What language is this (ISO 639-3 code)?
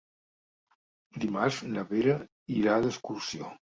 cat